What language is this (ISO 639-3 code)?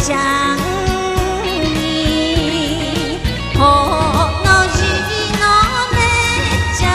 tha